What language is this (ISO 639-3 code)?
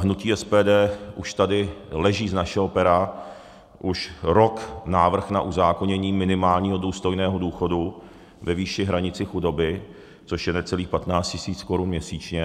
ces